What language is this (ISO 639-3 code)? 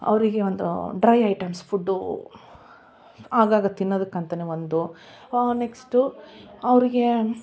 kan